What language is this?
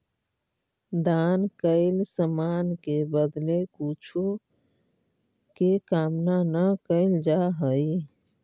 Magahi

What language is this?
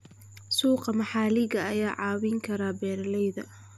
Somali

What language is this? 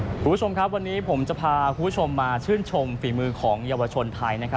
Thai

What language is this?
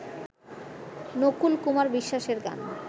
Bangla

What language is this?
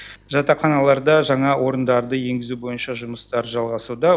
Kazakh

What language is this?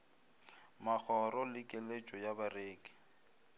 Northern Sotho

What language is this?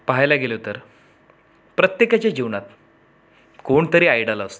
Marathi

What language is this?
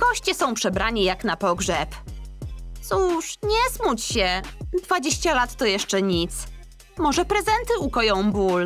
Polish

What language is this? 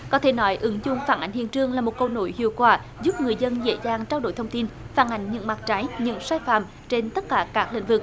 Vietnamese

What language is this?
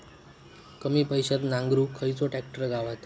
Marathi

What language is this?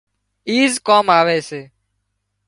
Wadiyara Koli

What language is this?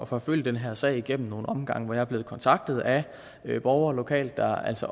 Danish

